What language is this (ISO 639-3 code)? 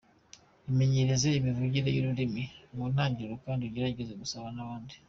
kin